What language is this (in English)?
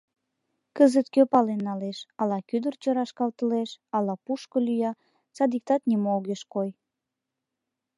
Mari